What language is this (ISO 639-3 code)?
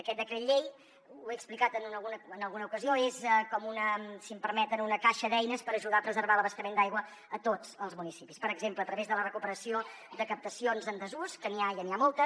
cat